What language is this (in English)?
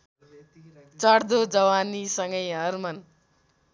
Nepali